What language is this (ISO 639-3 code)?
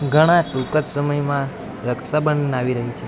guj